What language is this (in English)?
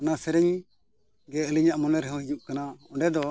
Santali